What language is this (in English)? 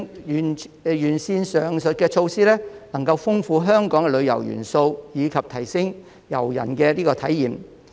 Cantonese